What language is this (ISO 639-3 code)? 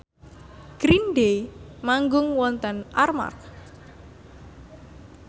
jav